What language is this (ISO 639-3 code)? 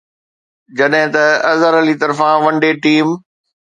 snd